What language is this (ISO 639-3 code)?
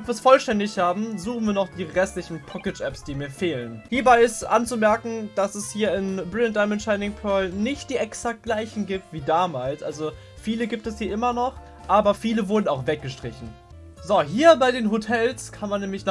deu